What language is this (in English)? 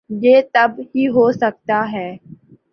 Urdu